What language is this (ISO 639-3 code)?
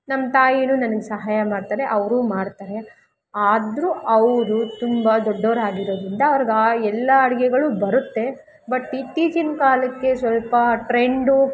kan